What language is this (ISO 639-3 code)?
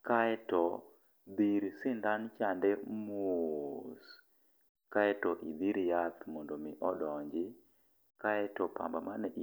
luo